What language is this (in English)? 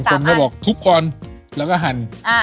Thai